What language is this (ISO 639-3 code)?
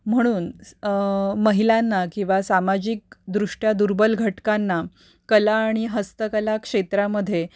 mar